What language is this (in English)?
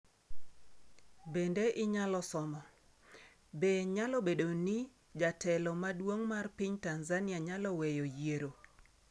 Luo (Kenya and Tanzania)